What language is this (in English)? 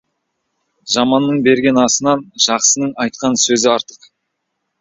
Kazakh